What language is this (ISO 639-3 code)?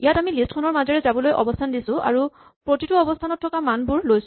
asm